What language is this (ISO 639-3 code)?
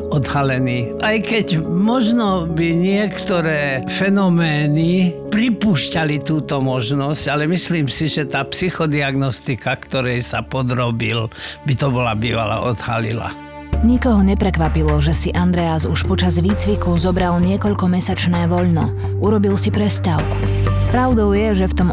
slk